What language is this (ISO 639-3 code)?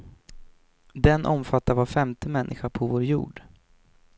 swe